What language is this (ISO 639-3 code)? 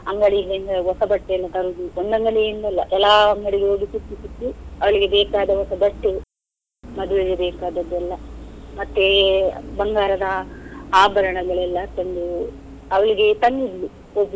kan